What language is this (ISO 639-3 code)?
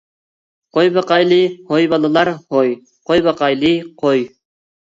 uig